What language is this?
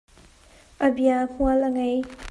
Hakha Chin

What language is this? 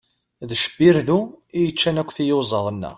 Kabyle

